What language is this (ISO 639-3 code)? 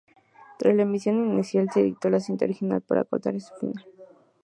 spa